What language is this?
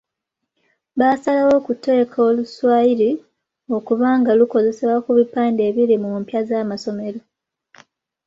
Ganda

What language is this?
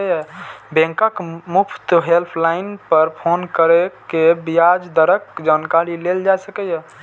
Maithili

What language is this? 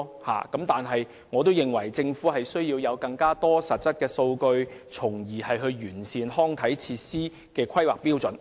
Cantonese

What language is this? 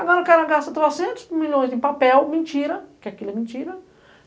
Portuguese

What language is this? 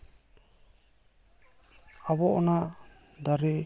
Santali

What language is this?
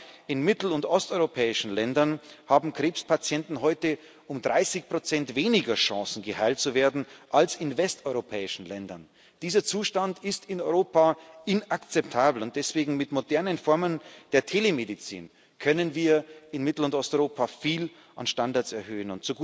German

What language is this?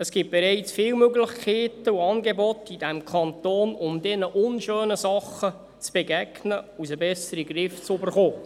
Swiss German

